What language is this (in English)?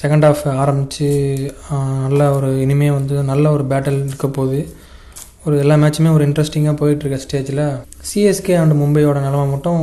Tamil